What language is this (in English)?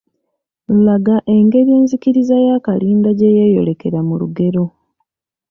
Ganda